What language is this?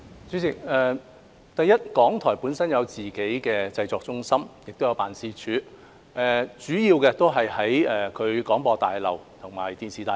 Cantonese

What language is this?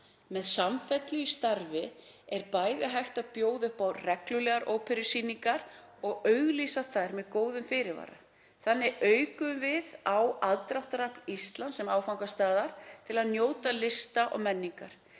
Icelandic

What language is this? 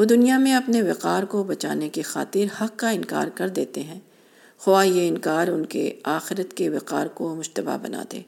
Urdu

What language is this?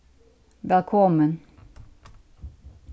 Faroese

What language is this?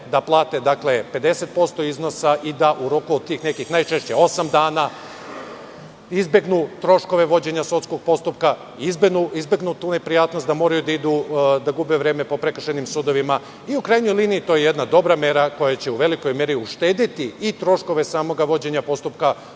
Serbian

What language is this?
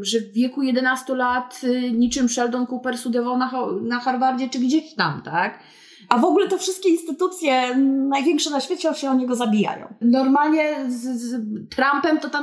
Polish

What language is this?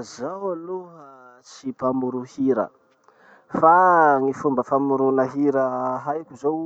Masikoro Malagasy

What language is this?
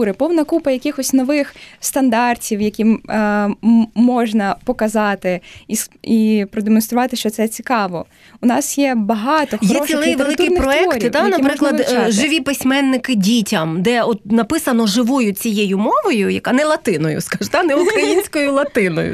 Ukrainian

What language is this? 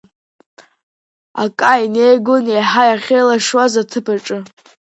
Abkhazian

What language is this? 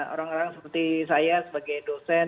Indonesian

